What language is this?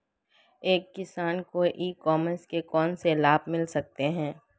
Hindi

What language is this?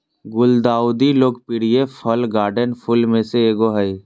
Magahi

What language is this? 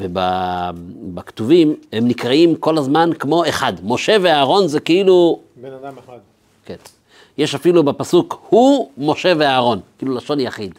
Hebrew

